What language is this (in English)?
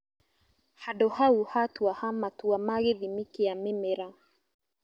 Kikuyu